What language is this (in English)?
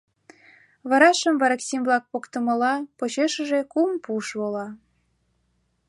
Mari